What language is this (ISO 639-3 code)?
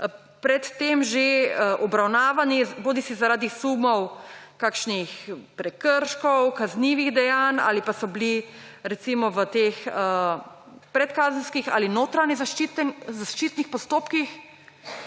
slv